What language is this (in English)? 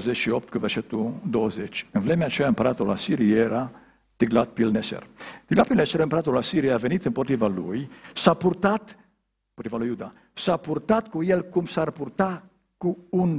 Romanian